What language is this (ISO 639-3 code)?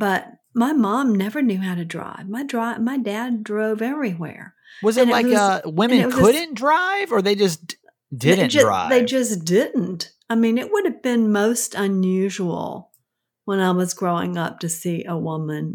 eng